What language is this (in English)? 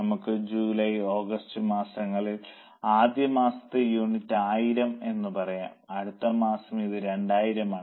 Malayalam